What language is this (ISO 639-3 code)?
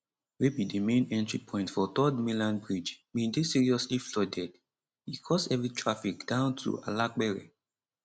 pcm